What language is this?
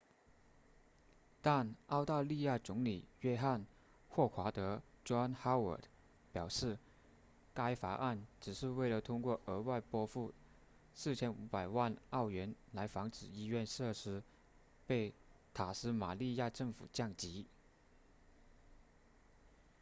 Chinese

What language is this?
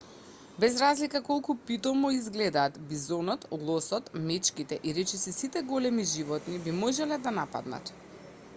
Macedonian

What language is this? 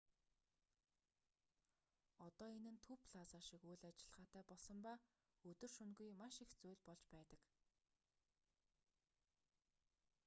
Mongolian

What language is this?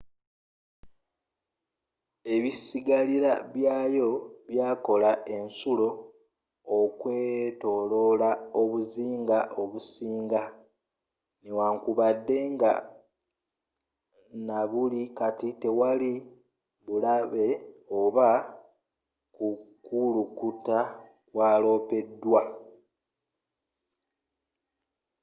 Ganda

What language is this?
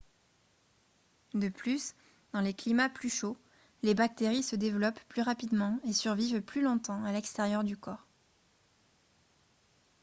French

